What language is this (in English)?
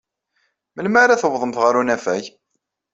Kabyle